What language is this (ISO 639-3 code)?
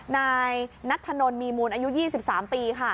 tha